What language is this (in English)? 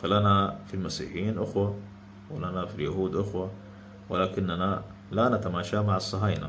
Arabic